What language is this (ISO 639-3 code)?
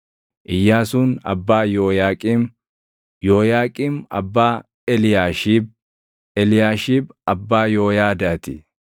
orm